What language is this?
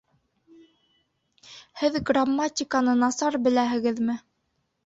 Bashkir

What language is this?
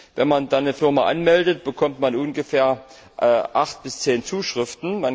German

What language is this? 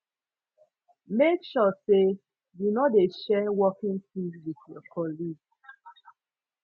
Nigerian Pidgin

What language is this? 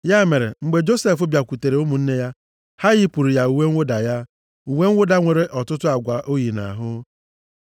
Igbo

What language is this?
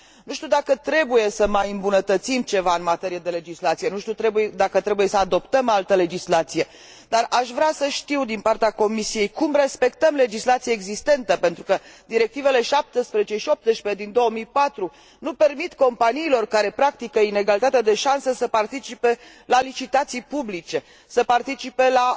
Romanian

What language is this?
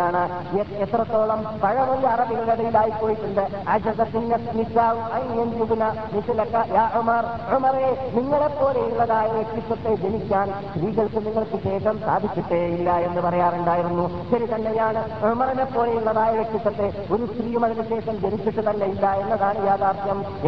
Malayalam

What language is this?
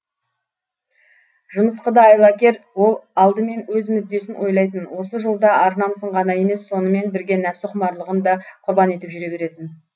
Kazakh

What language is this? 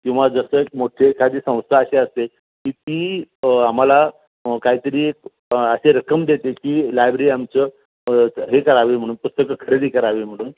Marathi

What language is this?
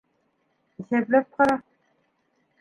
Bashkir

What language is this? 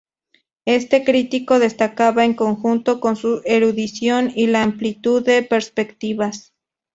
Spanish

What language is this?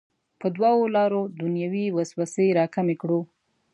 Pashto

